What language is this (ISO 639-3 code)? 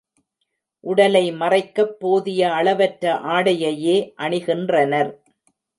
tam